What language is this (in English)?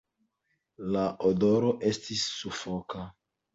Esperanto